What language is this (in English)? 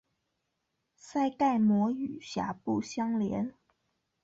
Chinese